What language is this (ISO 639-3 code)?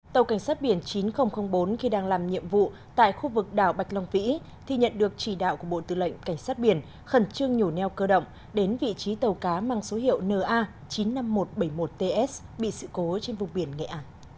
vie